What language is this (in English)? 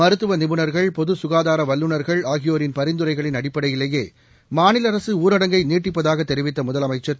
Tamil